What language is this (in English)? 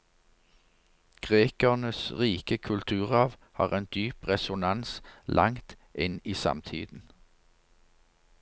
Norwegian